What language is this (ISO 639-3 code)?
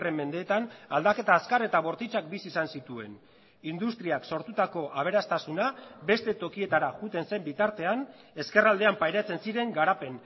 eus